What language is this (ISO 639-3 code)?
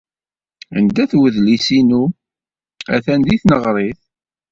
kab